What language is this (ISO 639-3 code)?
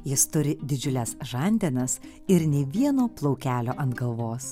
lit